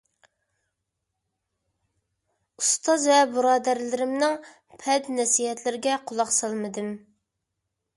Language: Uyghur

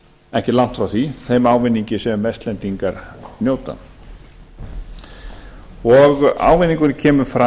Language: Icelandic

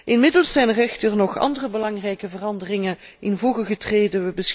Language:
Dutch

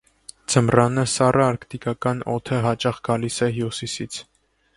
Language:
Armenian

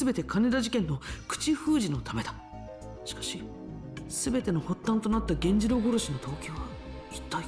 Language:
Japanese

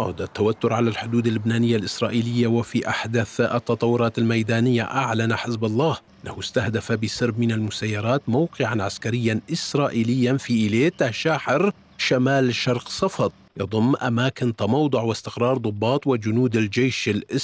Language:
Arabic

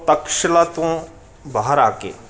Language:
Punjabi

